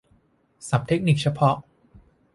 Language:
Thai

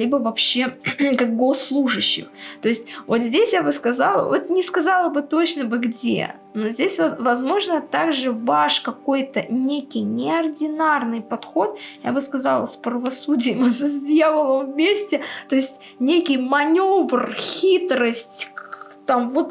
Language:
Russian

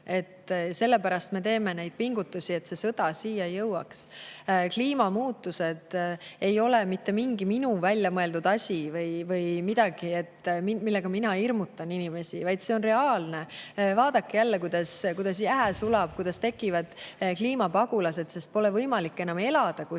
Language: Estonian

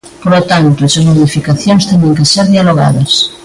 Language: Galician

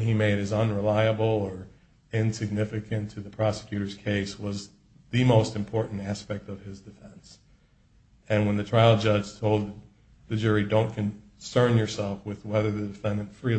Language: English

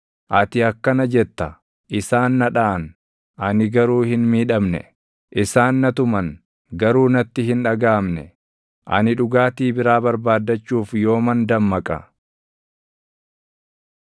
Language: Oromo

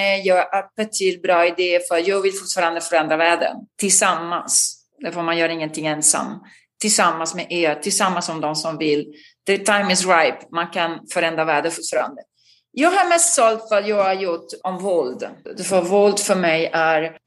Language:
Swedish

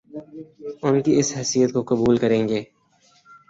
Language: Urdu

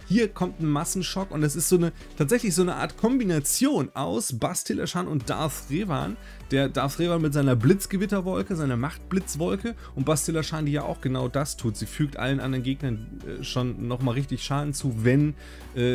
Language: German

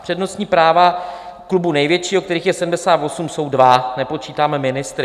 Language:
Czech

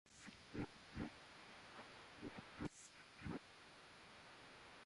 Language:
Urdu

